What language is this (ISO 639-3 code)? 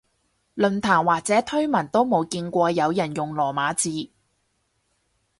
yue